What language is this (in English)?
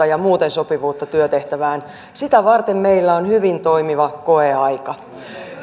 Finnish